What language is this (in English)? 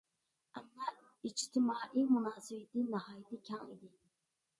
Uyghur